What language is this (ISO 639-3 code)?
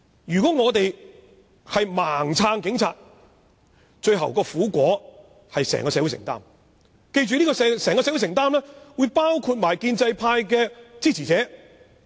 yue